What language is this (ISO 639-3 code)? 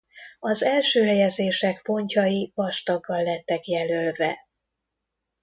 hun